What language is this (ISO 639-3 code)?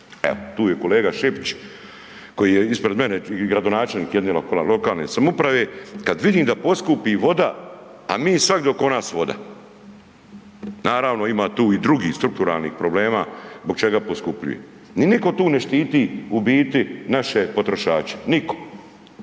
hrv